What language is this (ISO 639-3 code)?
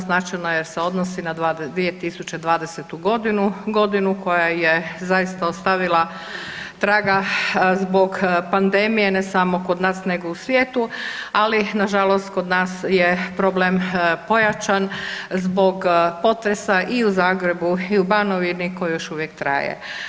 hrv